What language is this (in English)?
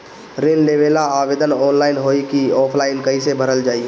Bhojpuri